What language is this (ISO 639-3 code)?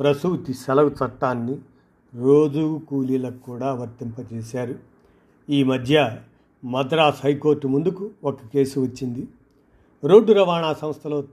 tel